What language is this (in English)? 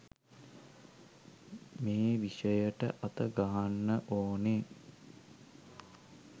Sinhala